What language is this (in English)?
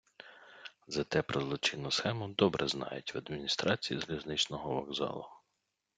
Ukrainian